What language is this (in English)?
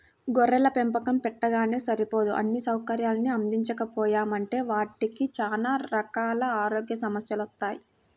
Telugu